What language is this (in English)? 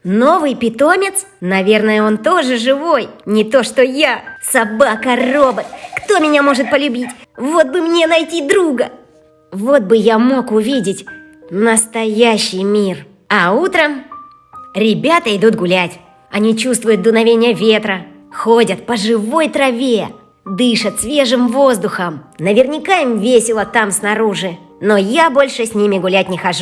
Russian